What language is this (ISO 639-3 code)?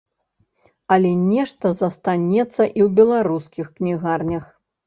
bel